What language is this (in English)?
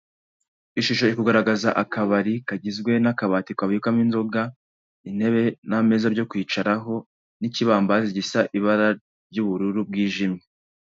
Kinyarwanda